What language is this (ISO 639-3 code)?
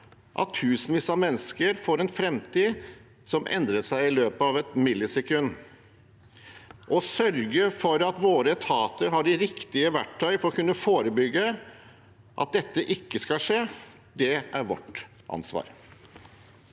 nor